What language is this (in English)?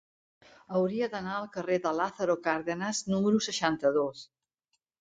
Catalan